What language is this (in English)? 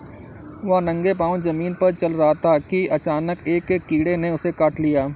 Hindi